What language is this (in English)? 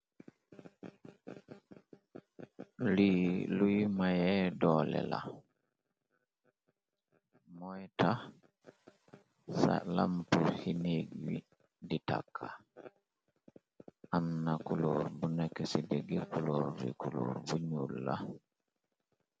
Wolof